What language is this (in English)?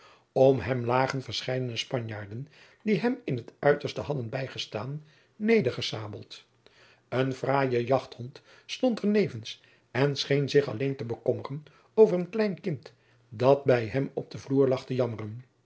Dutch